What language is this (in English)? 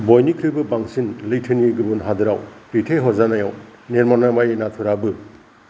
Bodo